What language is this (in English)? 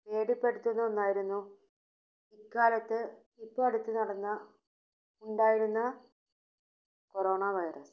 Malayalam